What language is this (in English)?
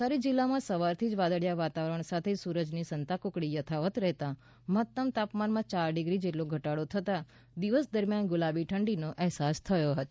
Gujarati